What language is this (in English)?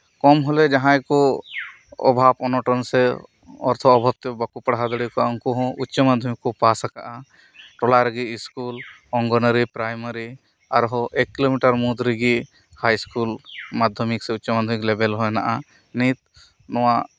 Santali